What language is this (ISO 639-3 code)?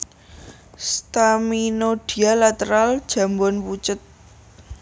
jav